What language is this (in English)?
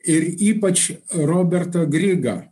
Lithuanian